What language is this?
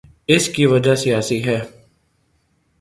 Urdu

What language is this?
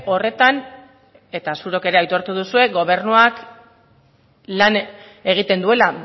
Basque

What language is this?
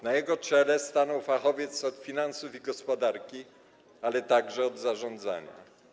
Polish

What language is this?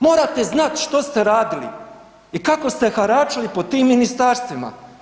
Croatian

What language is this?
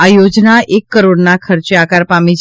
Gujarati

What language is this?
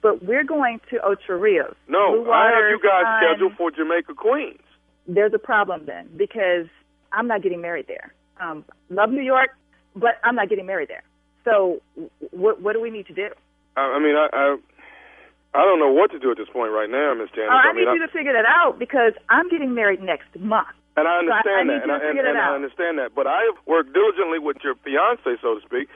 English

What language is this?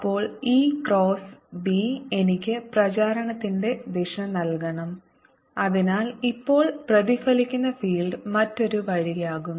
Malayalam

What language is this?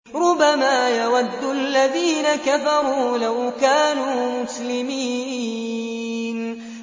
Arabic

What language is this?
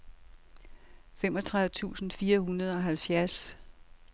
Danish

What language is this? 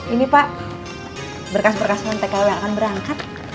Indonesian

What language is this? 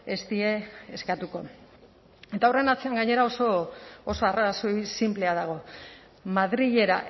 Basque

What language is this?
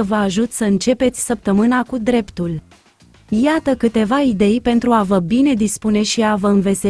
Romanian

